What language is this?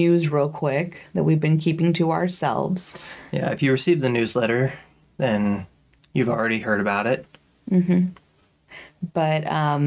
English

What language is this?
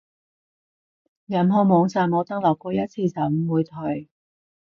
Cantonese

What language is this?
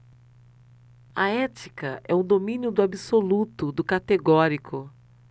Portuguese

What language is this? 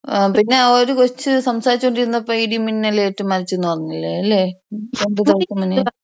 Malayalam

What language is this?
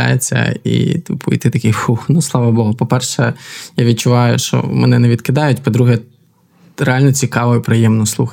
Ukrainian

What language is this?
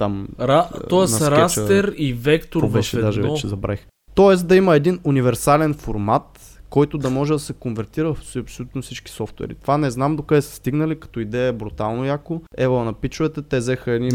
Bulgarian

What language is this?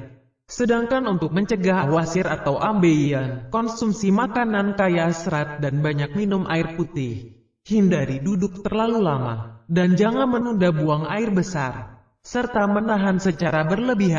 Indonesian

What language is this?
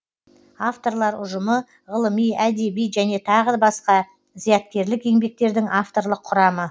Kazakh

